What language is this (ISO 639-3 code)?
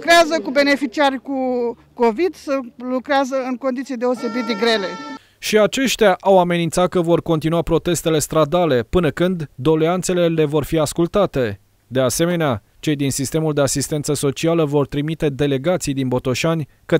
ron